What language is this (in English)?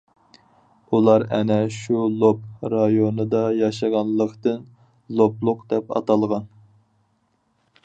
Uyghur